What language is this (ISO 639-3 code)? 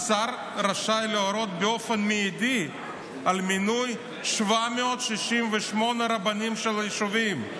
heb